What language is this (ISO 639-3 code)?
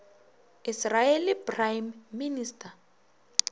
nso